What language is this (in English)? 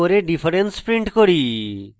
Bangla